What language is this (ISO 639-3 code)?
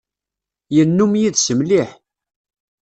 kab